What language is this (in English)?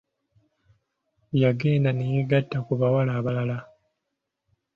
Ganda